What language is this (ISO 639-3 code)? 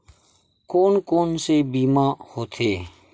hne